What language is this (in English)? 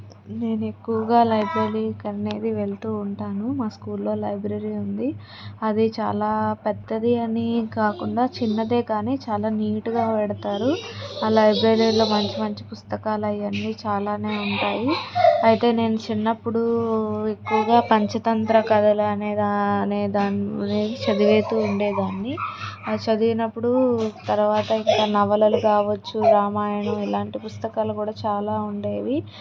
Telugu